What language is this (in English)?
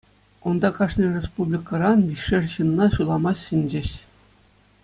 Chuvash